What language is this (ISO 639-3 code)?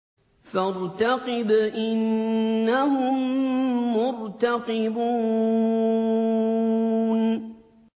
ara